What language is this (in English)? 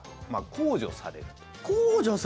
Japanese